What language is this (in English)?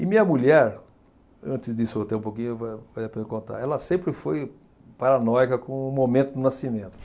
Portuguese